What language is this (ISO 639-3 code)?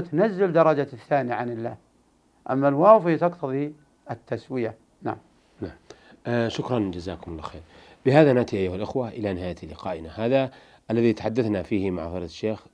ara